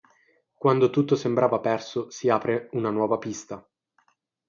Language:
Italian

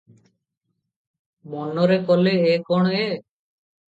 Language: Odia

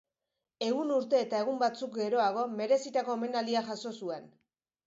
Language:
Basque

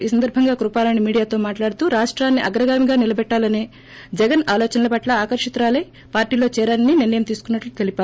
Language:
Telugu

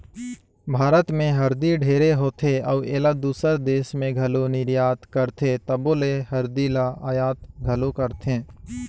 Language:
Chhattisgarhi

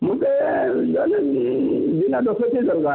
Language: Odia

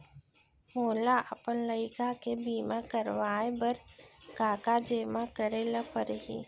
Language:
Chhattisgarhi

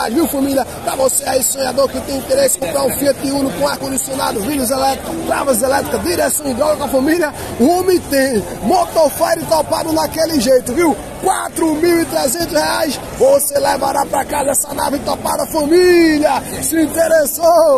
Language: Portuguese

